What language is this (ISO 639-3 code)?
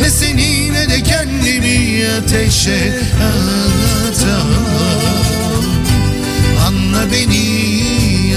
tur